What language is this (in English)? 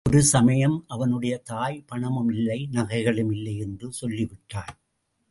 Tamil